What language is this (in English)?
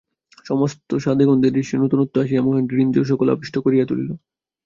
Bangla